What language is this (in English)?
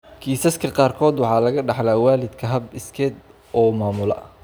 Somali